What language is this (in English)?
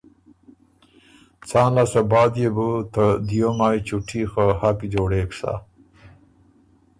Ormuri